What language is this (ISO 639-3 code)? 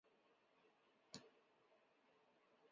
zho